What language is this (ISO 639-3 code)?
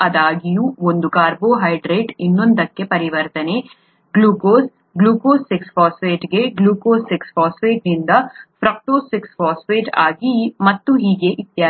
kan